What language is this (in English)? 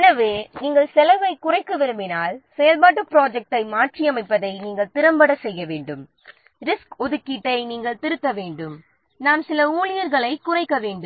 Tamil